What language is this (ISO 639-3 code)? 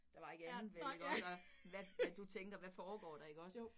dan